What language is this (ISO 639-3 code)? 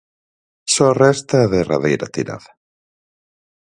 glg